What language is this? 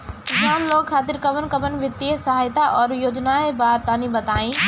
Bhojpuri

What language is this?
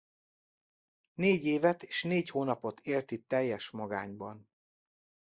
Hungarian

